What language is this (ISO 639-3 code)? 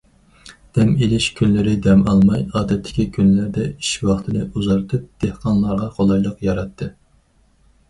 uig